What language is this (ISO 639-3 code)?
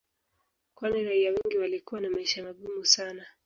swa